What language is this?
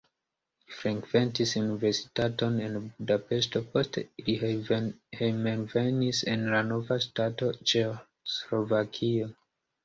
Esperanto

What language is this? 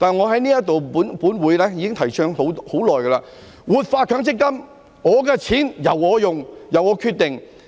Cantonese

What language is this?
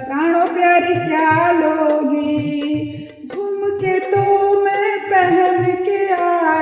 Hindi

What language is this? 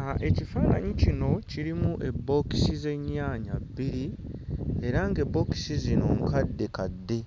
Ganda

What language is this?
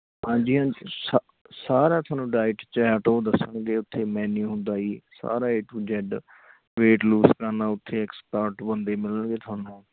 Punjabi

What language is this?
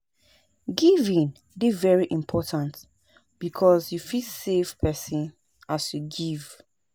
Nigerian Pidgin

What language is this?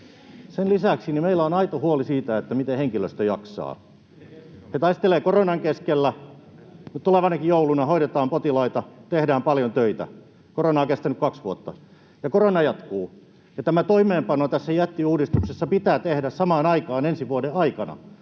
Finnish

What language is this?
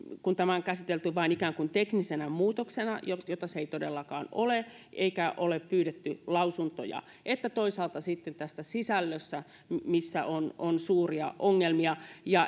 Finnish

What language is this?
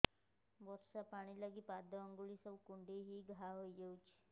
Odia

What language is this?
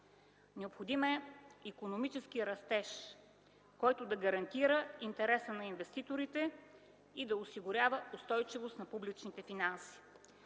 Bulgarian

